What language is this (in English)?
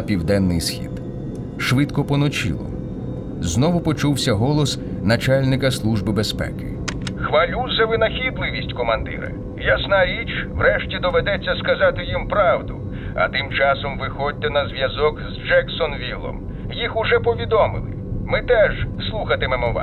Ukrainian